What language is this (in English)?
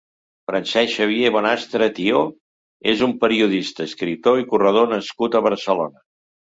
Catalan